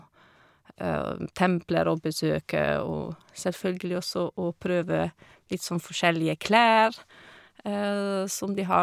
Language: Norwegian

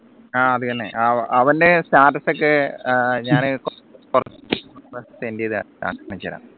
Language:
Malayalam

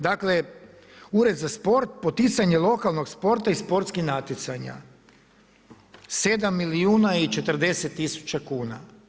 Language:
Croatian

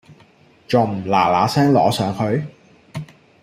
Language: Cantonese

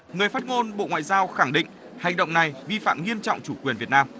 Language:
Vietnamese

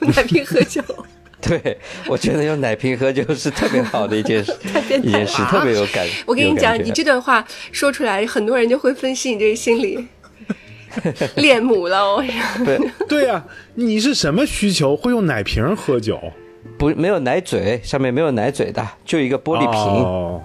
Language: Chinese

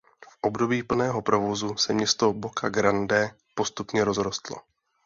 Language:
Czech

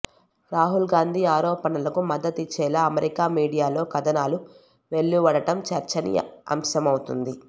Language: Telugu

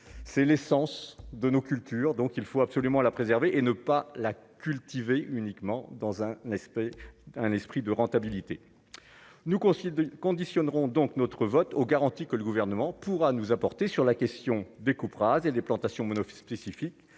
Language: French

